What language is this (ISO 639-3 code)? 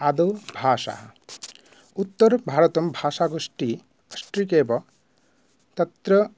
san